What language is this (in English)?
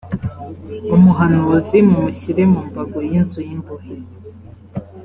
Kinyarwanda